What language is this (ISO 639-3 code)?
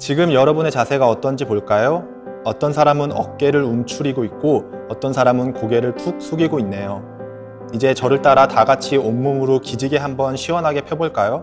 kor